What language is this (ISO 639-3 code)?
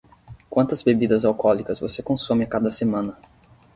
por